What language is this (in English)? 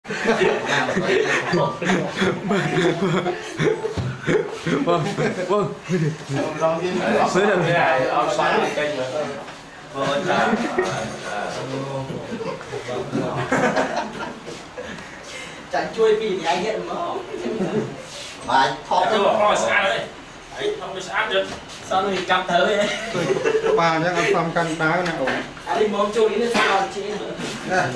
Thai